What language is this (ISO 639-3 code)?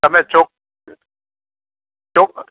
guj